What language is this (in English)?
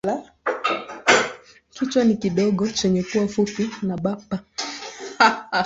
Swahili